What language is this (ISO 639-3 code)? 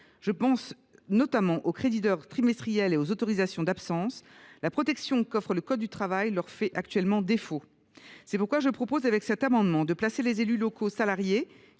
fra